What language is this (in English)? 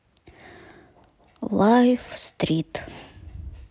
Russian